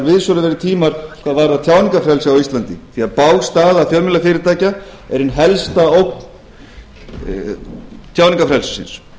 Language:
Icelandic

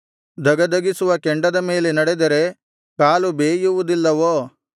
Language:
Kannada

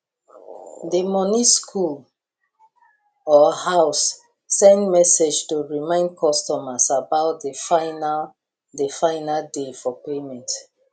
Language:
Nigerian Pidgin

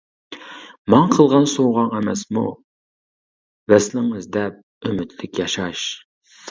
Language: Uyghur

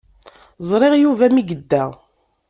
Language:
Kabyle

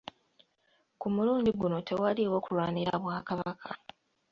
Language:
Ganda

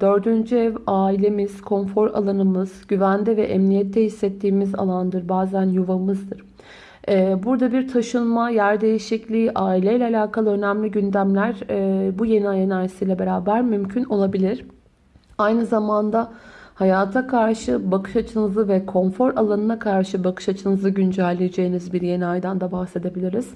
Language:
Turkish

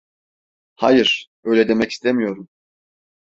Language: Turkish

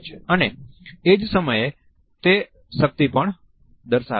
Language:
Gujarati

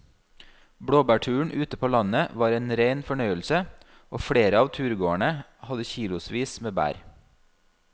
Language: Norwegian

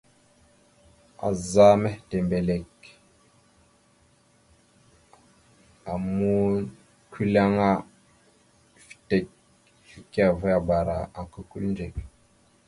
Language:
Mada (Cameroon)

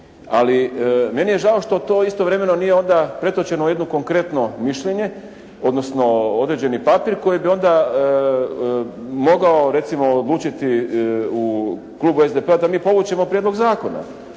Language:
Croatian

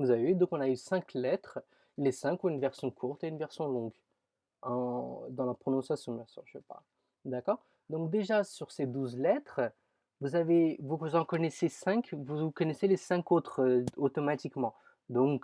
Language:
French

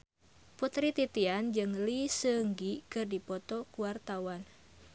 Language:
Sundanese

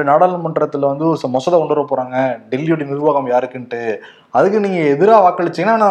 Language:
Tamil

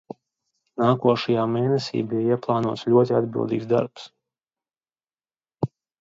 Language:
Latvian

